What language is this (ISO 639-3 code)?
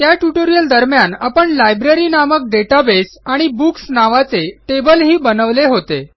mar